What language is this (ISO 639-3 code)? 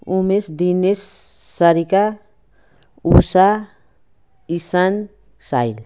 nep